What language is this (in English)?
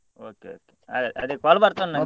Kannada